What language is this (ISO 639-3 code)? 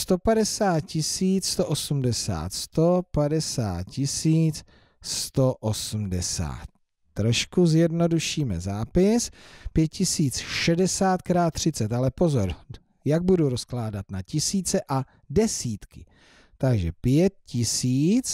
ces